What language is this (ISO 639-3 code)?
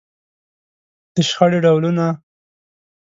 pus